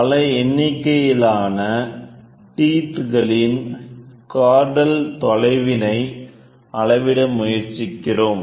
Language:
Tamil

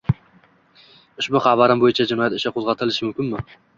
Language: Uzbek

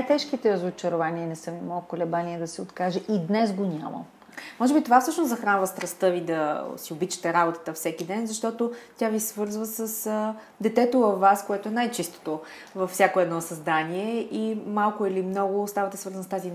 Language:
Bulgarian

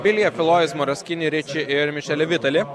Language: Lithuanian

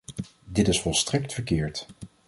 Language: Dutch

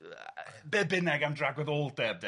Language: Welsh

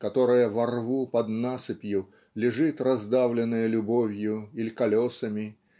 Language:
Russian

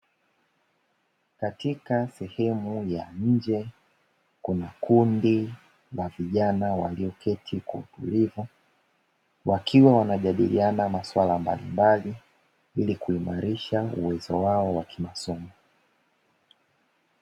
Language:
Swahili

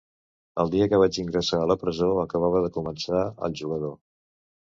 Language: Catalan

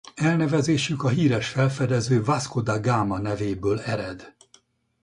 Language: Hungarian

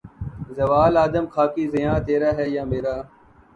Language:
Urdu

